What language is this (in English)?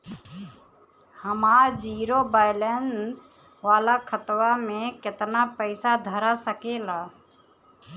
Bhojpuri